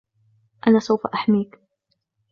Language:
Arabic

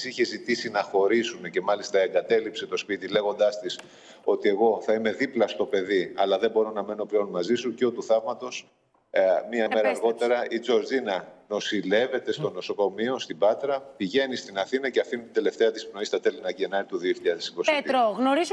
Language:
Greek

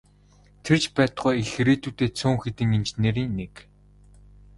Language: Mongolian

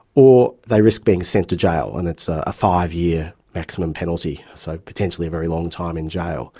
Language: English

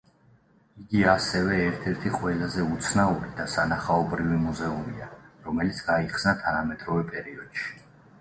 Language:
Georgian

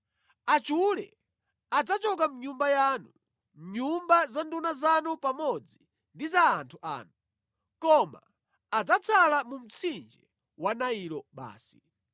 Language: Nyanja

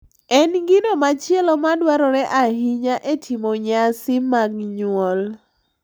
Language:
Luo (Kenya and Tanzania)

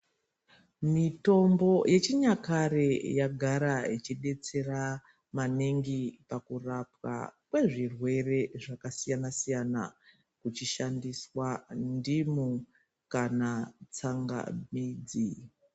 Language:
Ndau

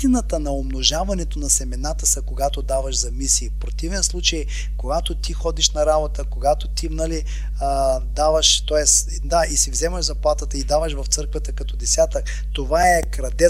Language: Bulgarian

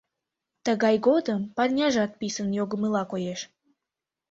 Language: Mari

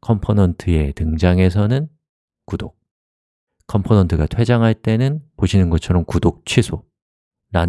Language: Korean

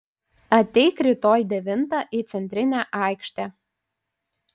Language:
Lithuanian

